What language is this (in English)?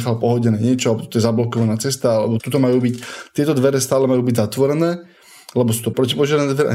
Slovak